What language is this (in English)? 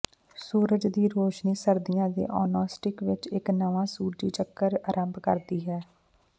Punjabi